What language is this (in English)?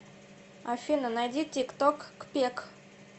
Russian